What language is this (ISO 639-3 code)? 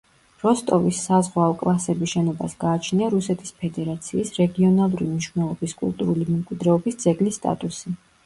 kat